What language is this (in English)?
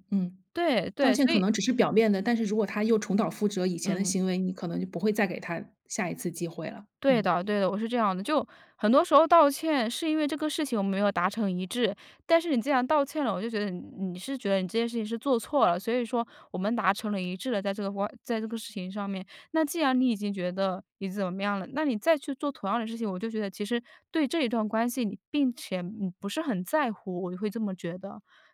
Chinese